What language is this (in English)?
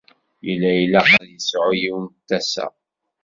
Kabyle